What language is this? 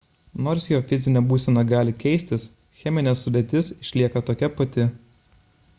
Lithuanian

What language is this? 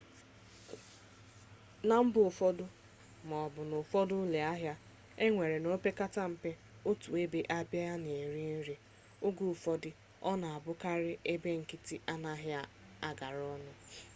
Igbo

